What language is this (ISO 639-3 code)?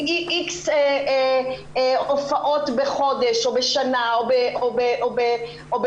heb